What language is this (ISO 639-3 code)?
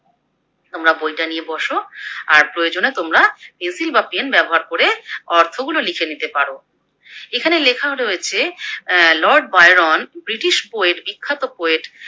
ben